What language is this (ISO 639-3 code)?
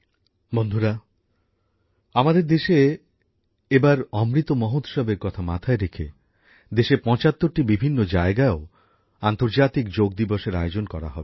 ben